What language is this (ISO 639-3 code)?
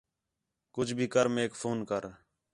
xhe